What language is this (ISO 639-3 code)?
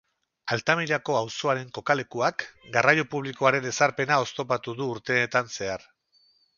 eus